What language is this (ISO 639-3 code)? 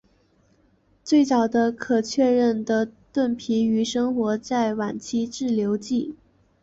zho